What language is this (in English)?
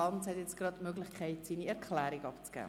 Swiss German